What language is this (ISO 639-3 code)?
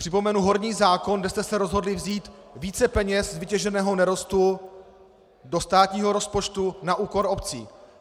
ces